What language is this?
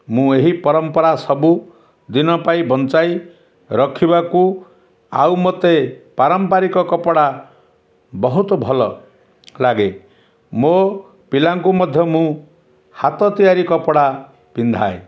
Odia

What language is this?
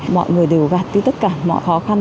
Vietnamese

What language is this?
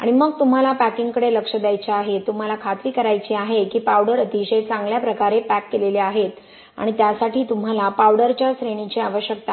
Marathi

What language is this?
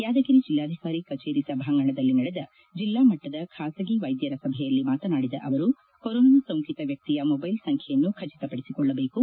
Kannada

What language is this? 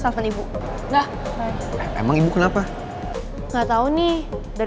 Indonesian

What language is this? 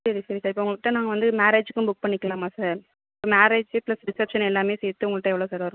Tamil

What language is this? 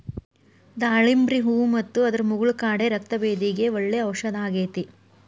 Kannada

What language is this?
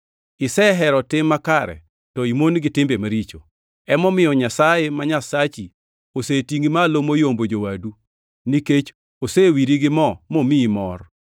Luo (Kenya and Tanzania)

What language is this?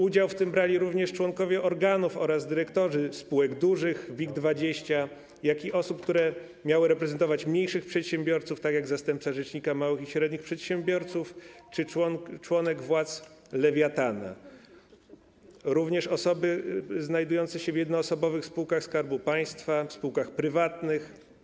Polish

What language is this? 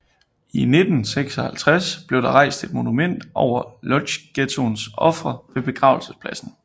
Danish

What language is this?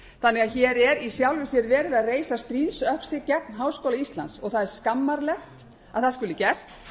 Icelandic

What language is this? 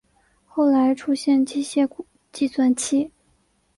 Chinese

